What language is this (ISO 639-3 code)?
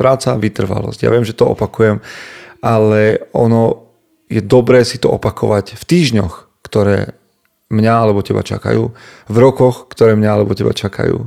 slk